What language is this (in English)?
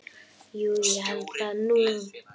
Icelandic